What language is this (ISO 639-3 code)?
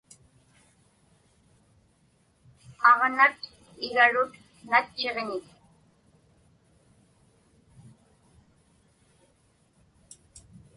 ipk